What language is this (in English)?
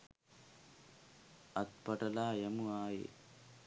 Sinhala